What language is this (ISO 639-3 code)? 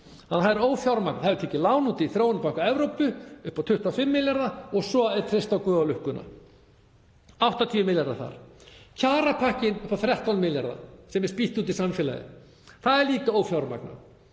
isl